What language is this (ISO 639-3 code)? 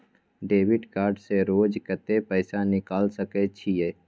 mai